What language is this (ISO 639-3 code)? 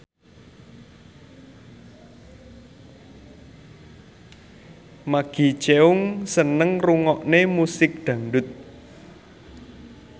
jav